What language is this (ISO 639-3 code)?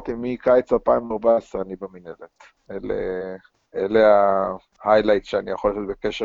heb